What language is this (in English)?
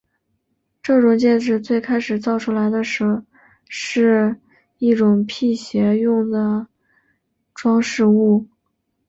Chinese